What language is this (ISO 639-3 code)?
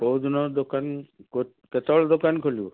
ori